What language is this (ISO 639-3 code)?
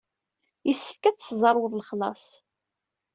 kab